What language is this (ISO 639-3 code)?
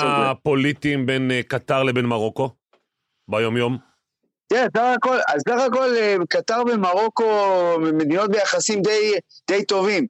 heb